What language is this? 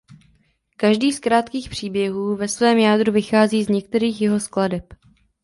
Czech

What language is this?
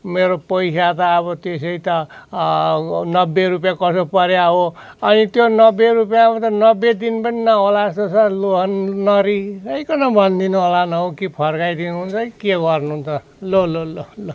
Nepali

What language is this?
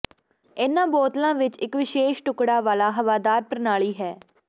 Punjabi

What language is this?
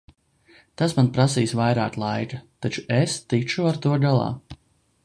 Latvian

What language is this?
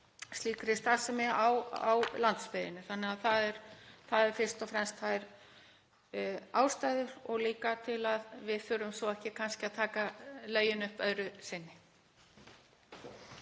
Icelandic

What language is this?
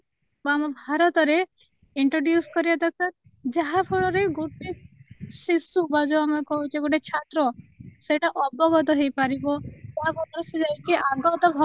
Odia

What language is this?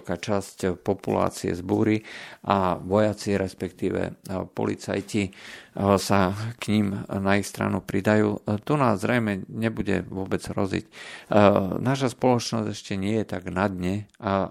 Slovak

